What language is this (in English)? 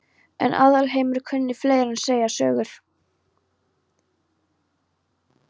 Icelandic